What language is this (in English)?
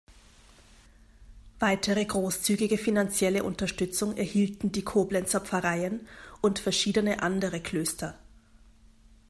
German